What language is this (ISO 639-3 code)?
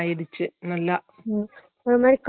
tam